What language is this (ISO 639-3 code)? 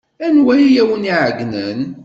kab